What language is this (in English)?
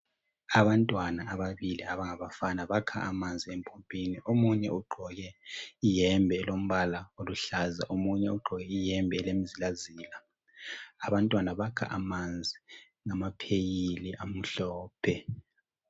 North Ndebele